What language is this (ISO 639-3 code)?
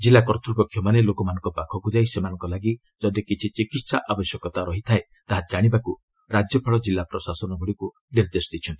ori